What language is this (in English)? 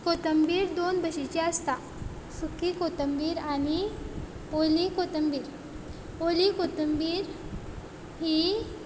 Konkani